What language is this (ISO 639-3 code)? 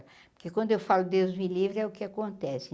por